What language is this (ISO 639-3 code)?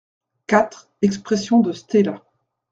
fra